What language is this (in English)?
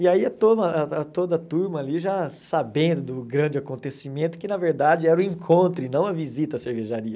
Portuguese